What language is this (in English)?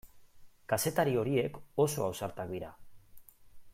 Basque